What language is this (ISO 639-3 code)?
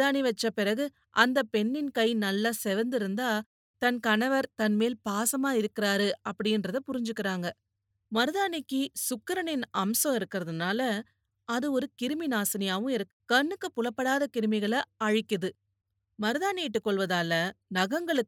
tam